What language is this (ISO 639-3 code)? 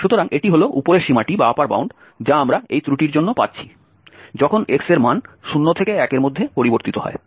ben